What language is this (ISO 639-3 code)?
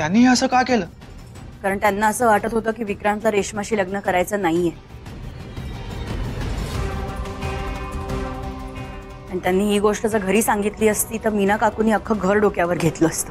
mar